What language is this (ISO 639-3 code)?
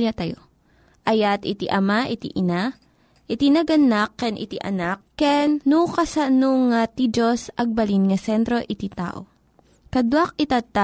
fil